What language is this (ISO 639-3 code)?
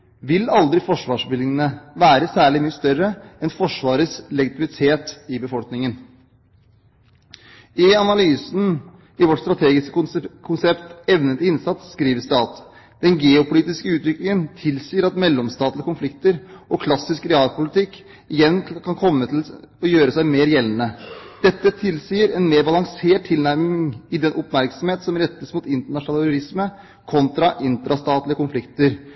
nob